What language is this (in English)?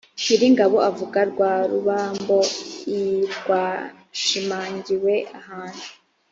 Kinyarwanda